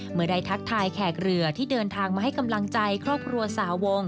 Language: Thai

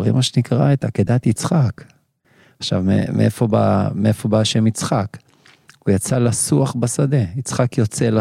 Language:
Hebrew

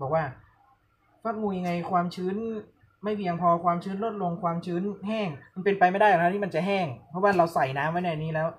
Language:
Thai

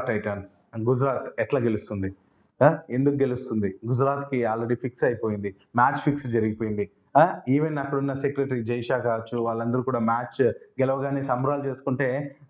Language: Telugu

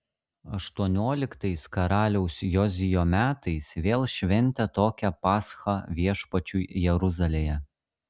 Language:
Lithuanian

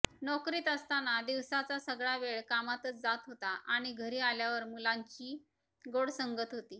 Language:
Marathi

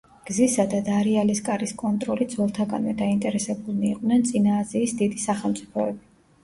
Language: Georgian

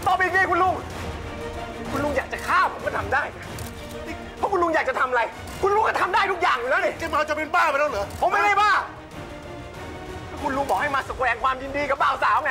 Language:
Thai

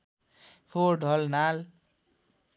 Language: Nepali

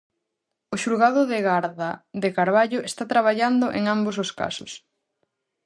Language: Galician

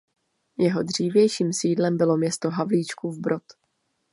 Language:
Czech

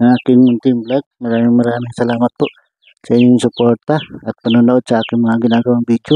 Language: Filipino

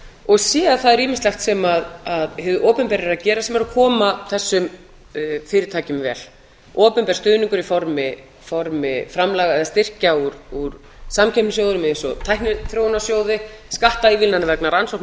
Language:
Icelandic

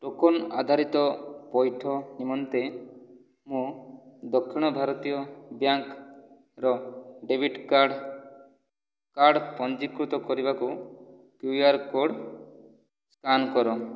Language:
Odia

